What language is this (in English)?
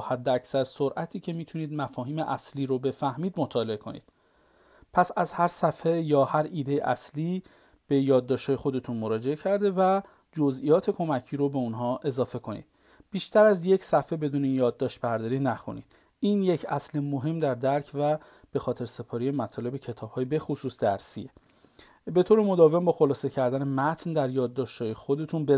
Persian